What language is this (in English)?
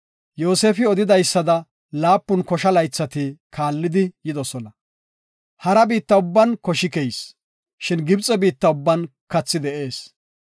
Gofa